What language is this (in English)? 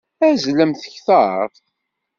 Kabyle